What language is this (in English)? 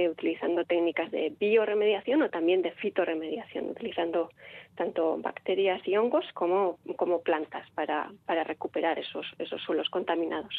Spanish